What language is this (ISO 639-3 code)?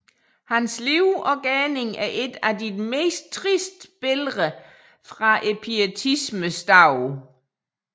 dan